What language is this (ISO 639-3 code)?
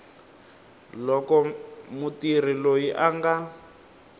tso